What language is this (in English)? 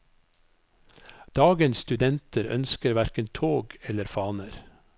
Norwegian